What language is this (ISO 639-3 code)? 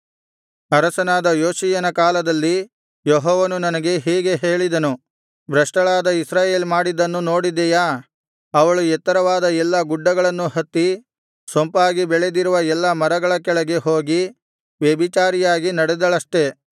kan